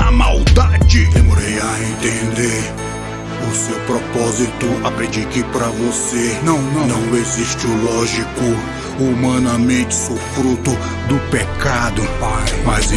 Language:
Portuguese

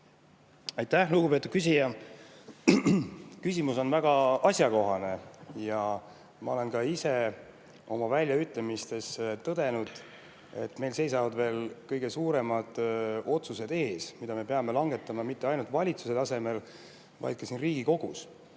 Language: Estonian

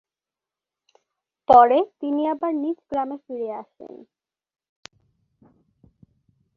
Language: Bangla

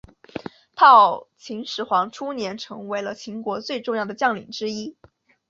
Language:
Chinese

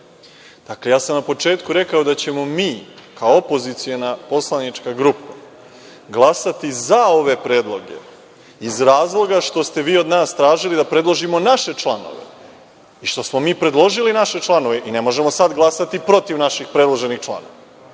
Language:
Serbian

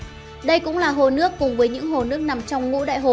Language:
Vietnamese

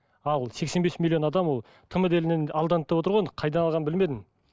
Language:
Kazakh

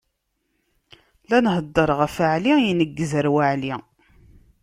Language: Kabyle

